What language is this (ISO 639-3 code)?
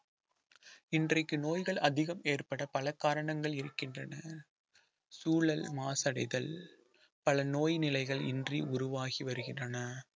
tam